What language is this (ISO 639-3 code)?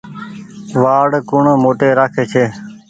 gig